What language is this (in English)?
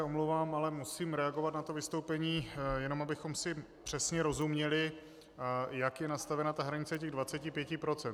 Czech